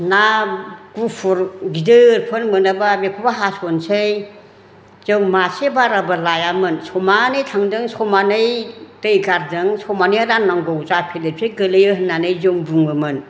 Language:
Bodo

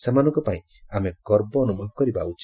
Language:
Odia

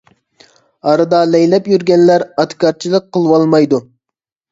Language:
Uyghur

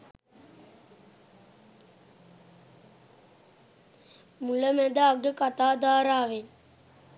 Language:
Sinhala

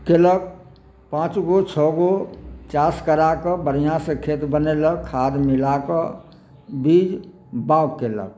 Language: Maithili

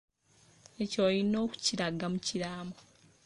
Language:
Ganda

